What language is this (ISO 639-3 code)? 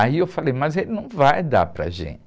por